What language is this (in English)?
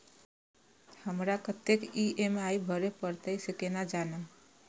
Maithili